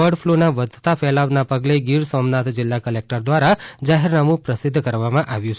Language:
Gujarati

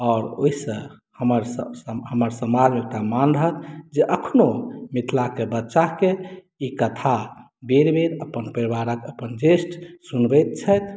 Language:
Maithili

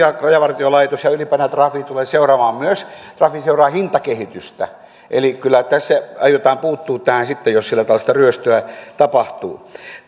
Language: Finnish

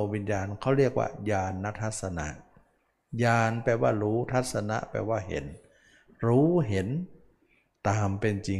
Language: Thai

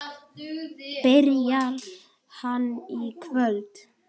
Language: Icelandic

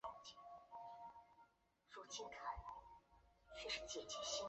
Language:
Chinese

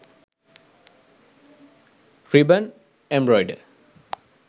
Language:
Sinhala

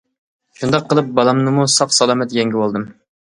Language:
Uyghur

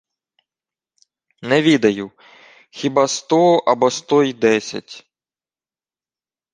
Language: Ukrainian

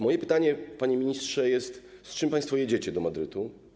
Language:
Polish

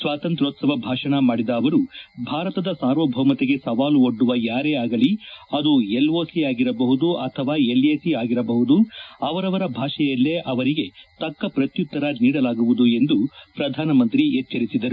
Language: Kannada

